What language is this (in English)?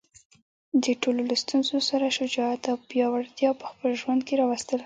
Pashto